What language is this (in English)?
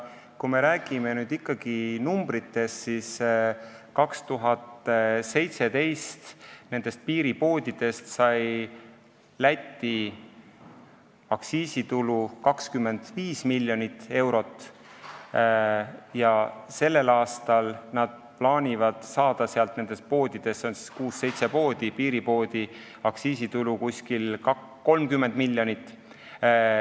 Estonian